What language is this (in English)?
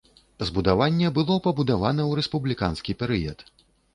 Belarusian